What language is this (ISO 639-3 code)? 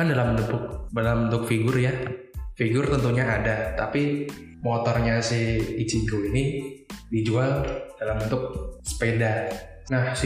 ind